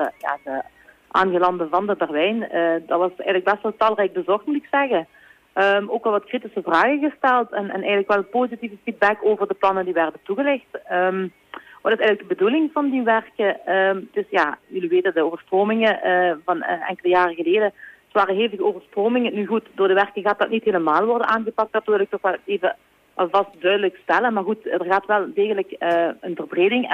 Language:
Dutch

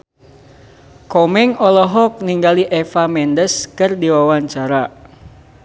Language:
Sundanese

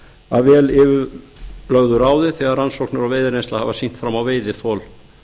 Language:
Icelandic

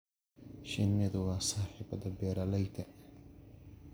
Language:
Somali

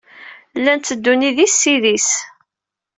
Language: Kabyle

